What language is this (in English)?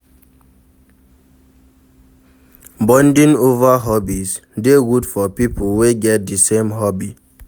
Nigerian Pidgin